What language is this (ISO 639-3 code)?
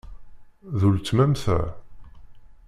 kab